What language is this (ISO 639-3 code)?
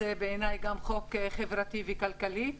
heb